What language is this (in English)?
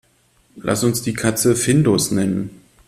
German